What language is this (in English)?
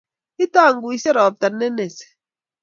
Kalenjin